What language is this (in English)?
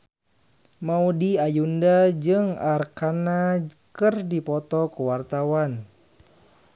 Sundanese